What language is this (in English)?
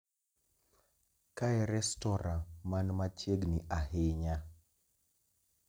Luo (Kenya and Tanzania)